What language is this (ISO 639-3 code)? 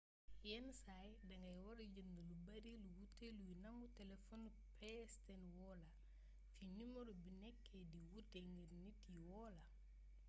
wol